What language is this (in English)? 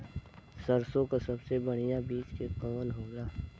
Bhojpuri